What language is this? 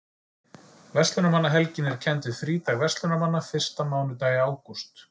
Icelandic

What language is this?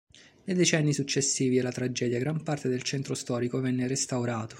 Italian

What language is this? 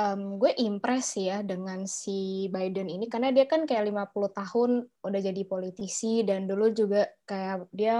Indonesian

